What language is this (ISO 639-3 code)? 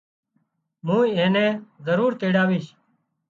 kxp